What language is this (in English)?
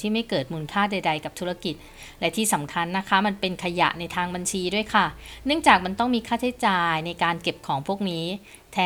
Thai